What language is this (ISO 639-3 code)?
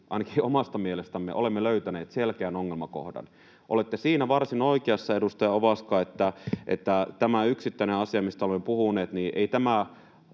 fin